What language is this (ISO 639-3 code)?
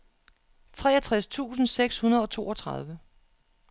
dan